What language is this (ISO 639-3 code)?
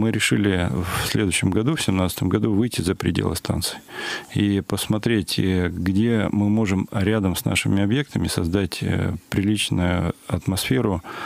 rus